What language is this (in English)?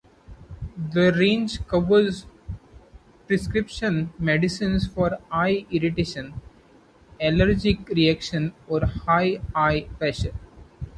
English